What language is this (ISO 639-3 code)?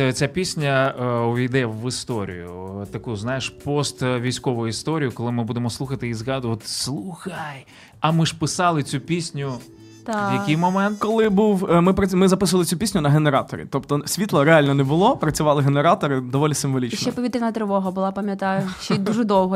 ukr